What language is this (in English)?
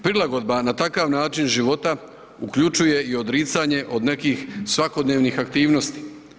Croatian